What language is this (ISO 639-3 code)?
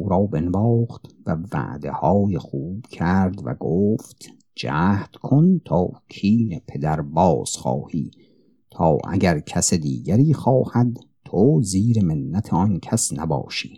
fas